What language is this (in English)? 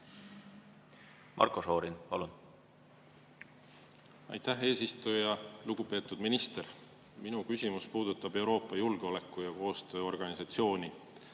Estonian